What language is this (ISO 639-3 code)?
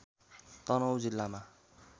nep